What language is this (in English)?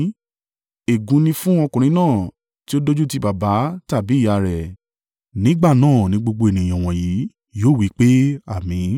Yoruba